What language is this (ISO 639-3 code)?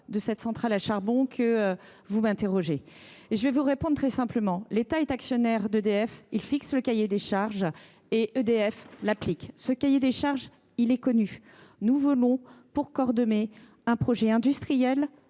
fra